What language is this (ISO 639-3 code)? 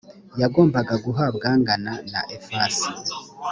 kin